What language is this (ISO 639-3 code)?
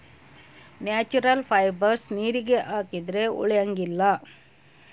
kan